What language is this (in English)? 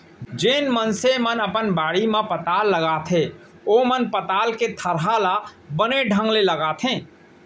Chhattisgarhi